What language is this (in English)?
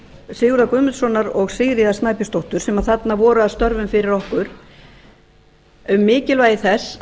Icelandic